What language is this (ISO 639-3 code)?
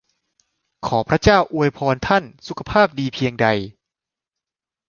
tha